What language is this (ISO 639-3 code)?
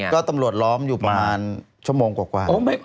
tha